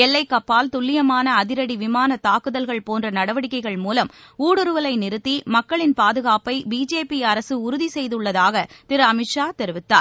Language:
Tamil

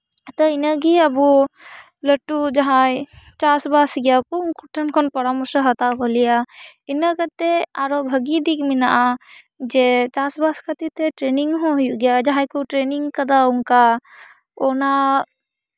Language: Santali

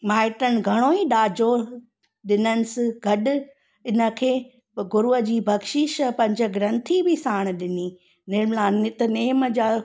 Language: Sindhi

